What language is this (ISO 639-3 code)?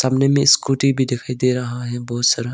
hin